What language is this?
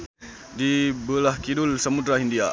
Sundanese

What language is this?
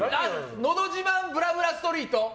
Japanese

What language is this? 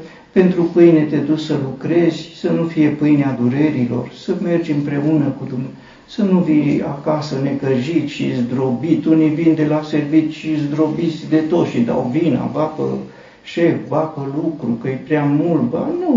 Romanian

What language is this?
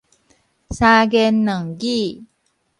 Min Nan Chinese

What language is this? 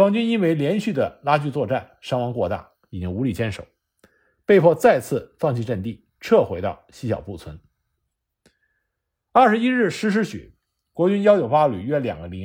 Chinese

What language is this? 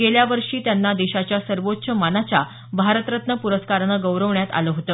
Marathi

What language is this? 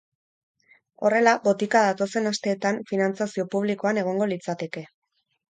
Basque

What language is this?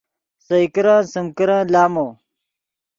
Yidgha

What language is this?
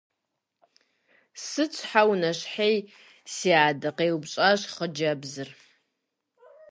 Kabardian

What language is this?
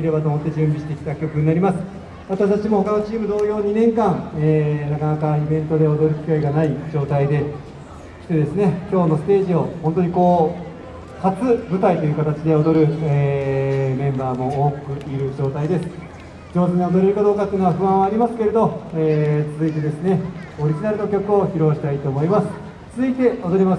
Japanese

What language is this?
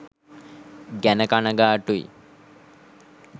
Sinhala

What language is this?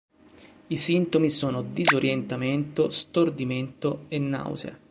Italian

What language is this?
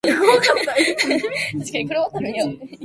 Japanese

